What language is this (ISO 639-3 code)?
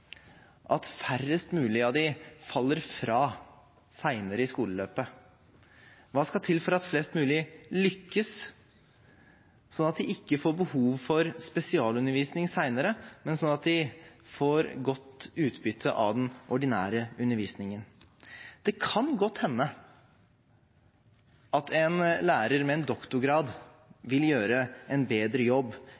nob